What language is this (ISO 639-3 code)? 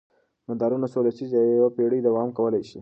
pus